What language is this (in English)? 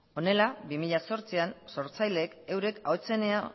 Basque